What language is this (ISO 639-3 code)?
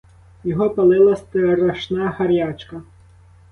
ukr